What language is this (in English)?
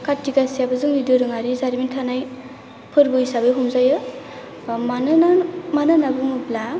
Bodo